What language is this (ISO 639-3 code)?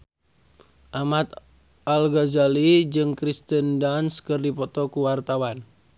sun